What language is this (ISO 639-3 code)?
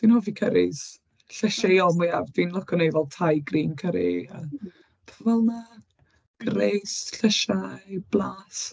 cym